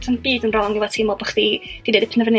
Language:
Welsh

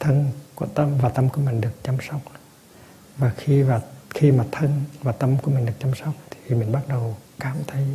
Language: Vietnamese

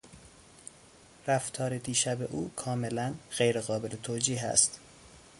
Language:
Persian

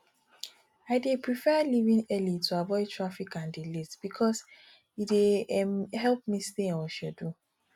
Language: Nigerian Pidgin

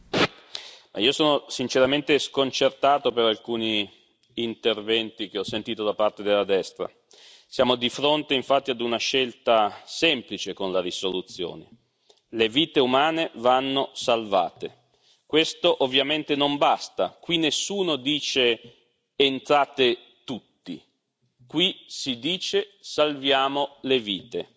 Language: Italian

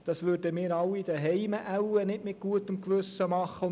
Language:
Swiss German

